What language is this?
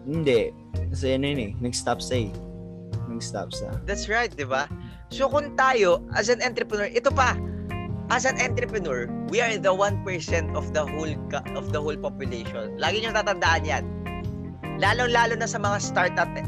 Filipino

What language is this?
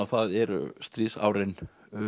Icelandic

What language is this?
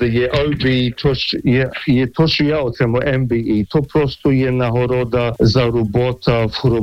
Ukrainian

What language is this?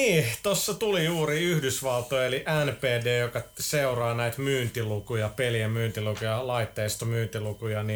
Finnish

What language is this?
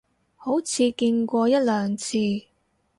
Cantonese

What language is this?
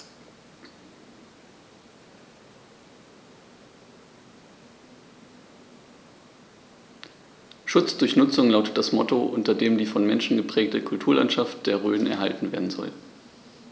German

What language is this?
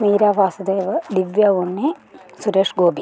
Malayalam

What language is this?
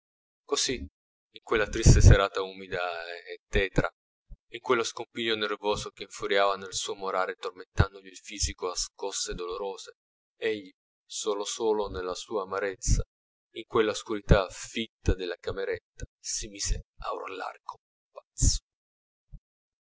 Italian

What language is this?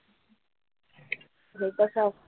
Marathi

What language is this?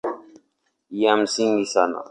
Swahili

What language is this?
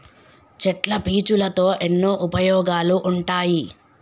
Telugu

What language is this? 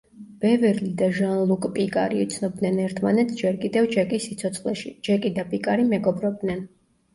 Georgian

